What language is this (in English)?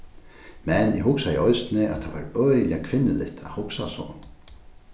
Faroese